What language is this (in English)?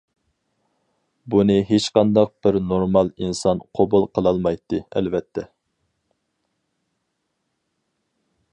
Uyghur